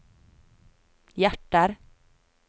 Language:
Norwegian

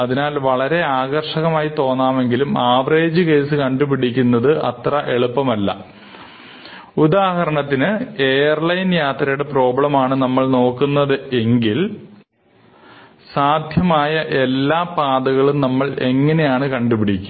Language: Malayalam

